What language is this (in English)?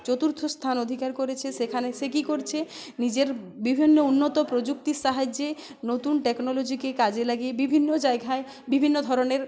Bangla